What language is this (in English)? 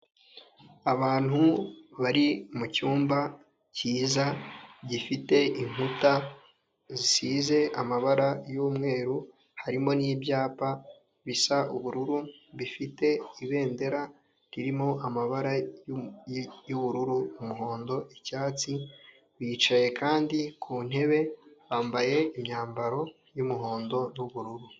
Kinyarwanda